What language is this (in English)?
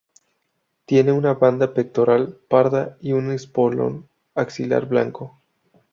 Spanish